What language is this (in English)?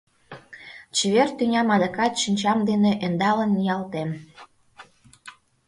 Mari